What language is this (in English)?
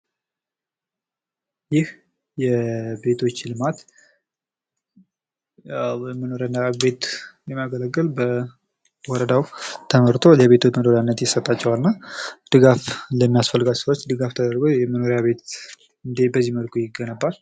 Amharic